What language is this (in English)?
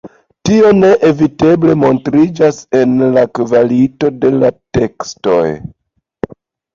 Esperanto